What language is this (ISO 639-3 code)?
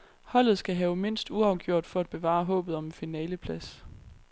dan